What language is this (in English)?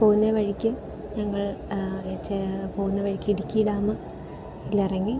Malayalam